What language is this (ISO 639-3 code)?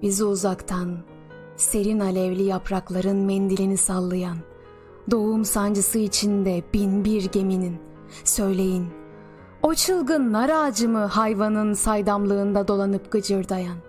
tur